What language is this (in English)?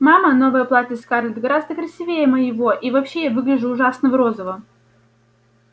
Russian